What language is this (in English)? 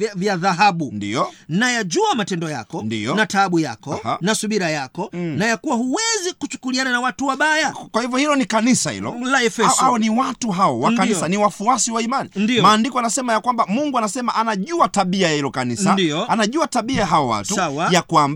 Swahili